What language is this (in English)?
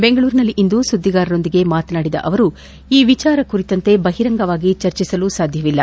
Kannada